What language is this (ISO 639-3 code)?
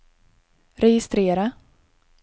swe